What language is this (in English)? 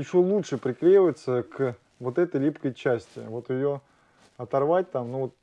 Russian